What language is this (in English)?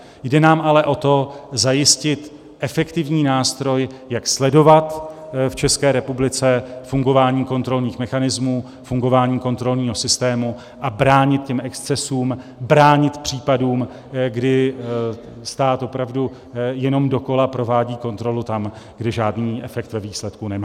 Czech